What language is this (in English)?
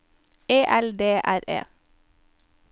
Norwegian